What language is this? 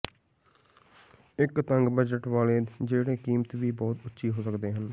Punjabi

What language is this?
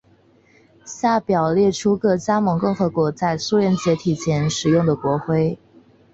Chinese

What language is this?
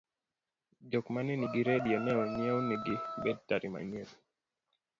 Luo (Kenya and Tanzania)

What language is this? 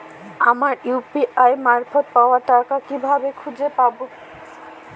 Bangla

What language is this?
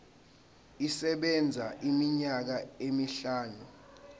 Zulu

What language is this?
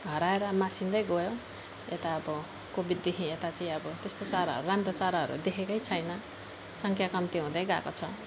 Nepali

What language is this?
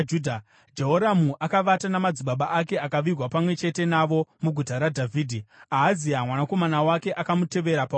Shona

